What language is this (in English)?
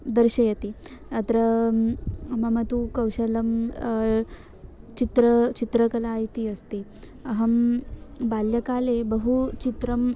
Sanskrit